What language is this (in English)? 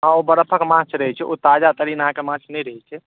Maithili